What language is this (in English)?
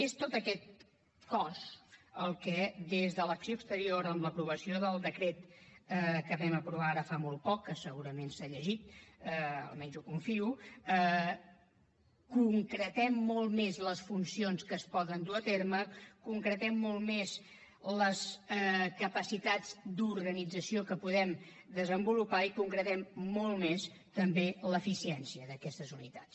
Catalan